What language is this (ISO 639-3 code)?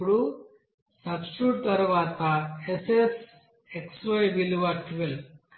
tel